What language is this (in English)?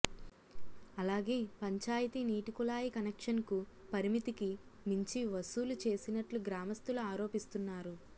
Telugu